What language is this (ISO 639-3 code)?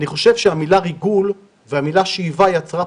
heb